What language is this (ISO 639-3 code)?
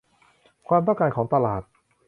tha